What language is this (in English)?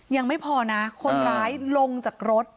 Thai